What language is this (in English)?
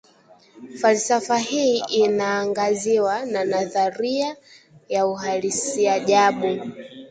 Swahili